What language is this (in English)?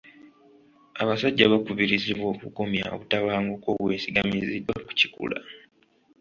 Ganda